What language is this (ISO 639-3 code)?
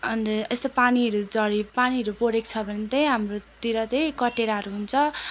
nep